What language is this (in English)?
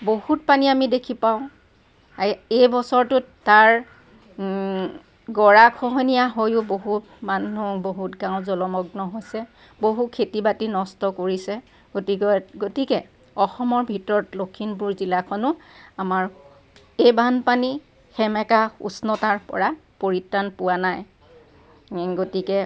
Assamese